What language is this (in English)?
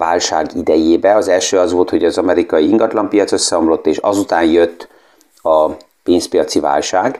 Hungarian